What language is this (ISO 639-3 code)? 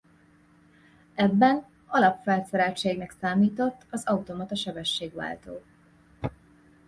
hun